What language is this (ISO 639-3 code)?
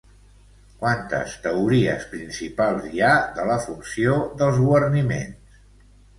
cat